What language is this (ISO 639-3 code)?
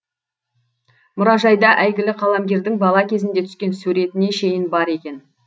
kaz